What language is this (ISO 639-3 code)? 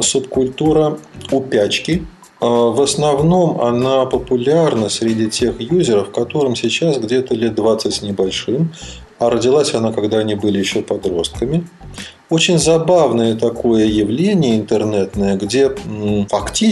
rus